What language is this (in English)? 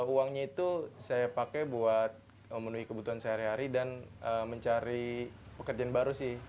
Indonesian